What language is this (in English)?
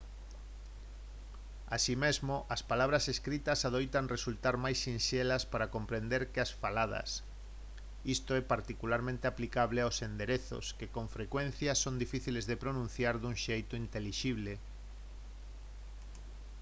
Galician